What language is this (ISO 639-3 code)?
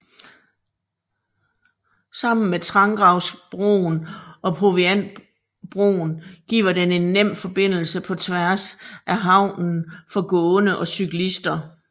dan